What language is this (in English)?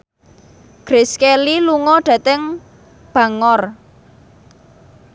Javanese